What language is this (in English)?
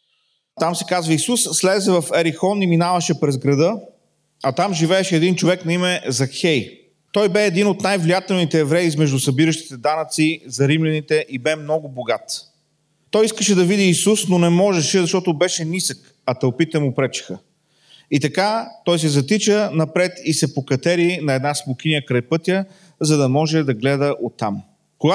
Bulgarian